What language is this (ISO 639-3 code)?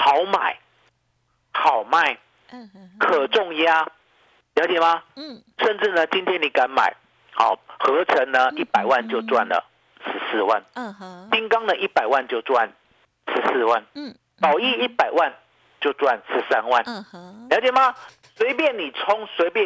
zho